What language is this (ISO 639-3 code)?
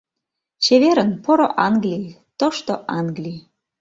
chm